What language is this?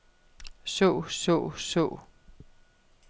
Danish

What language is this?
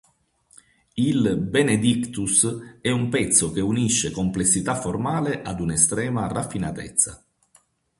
Italian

